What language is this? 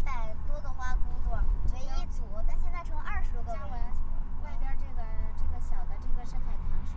Chinese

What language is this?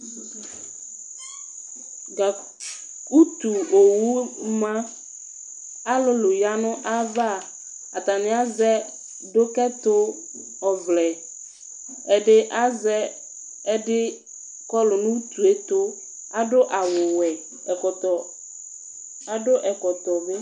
Ikposo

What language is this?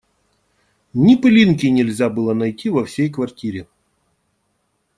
Russian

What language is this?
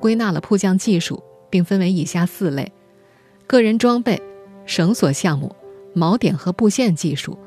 Chinese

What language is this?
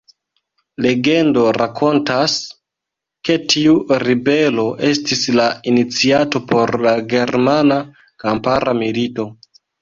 Esperanto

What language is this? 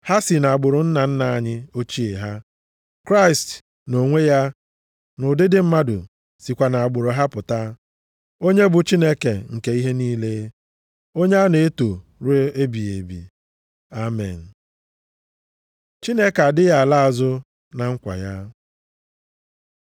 Igbo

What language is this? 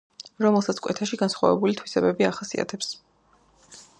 Georgian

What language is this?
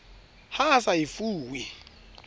Southern Sotho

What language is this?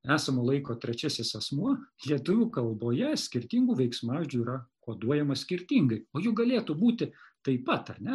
Lithuanian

